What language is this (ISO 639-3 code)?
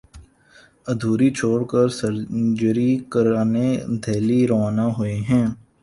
urd